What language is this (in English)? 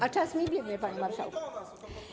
Polish